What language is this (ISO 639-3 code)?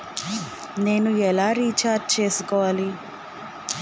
tel